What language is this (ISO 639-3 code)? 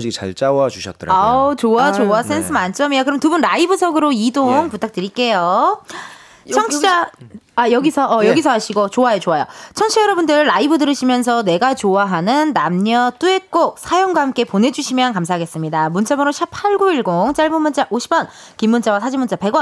kor